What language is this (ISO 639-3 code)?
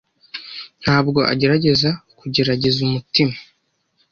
kin